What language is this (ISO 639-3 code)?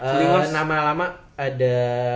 ind